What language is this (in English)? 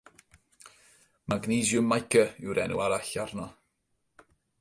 Welsh